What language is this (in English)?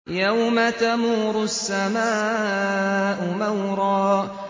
Arabic